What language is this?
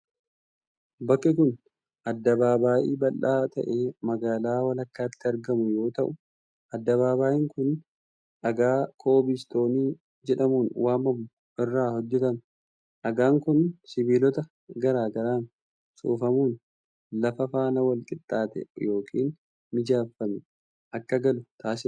Oromo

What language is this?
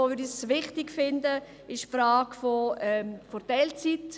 Swiss German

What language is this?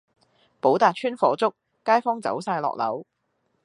Cantonese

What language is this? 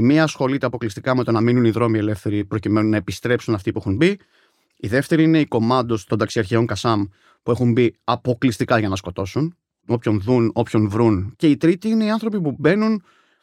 Greek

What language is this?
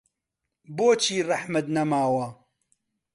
Central Kurdish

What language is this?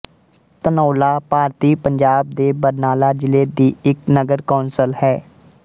Punjabi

